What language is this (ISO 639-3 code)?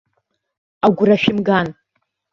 abk